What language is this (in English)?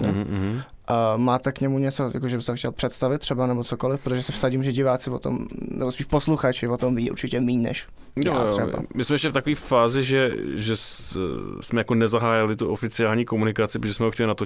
Czech